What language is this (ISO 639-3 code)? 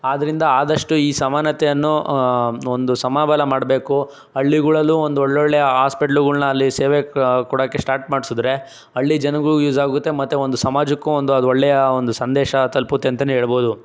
kan